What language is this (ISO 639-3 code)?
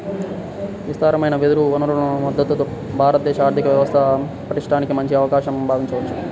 tel